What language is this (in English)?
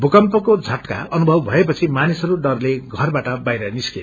Nepali